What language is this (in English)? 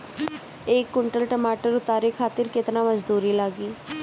Bhojpuri